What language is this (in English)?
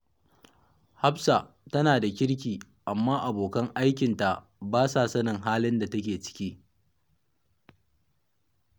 Hausa